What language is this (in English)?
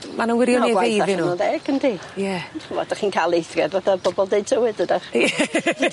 Welsh